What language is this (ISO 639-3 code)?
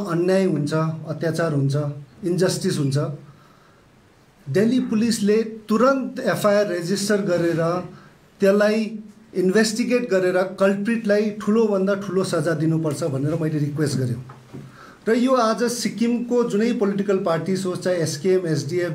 hin